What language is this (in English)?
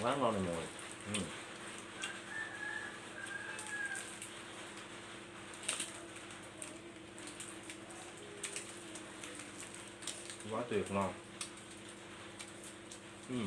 Vietnamese